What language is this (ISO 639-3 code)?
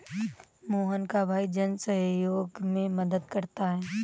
hin